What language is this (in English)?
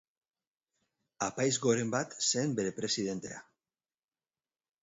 Basque